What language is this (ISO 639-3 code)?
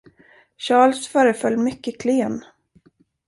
swe